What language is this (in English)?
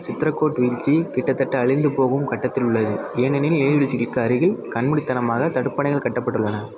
Tamil